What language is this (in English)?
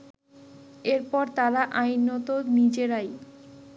Bangla